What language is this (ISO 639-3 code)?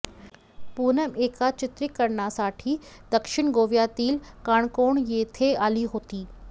mar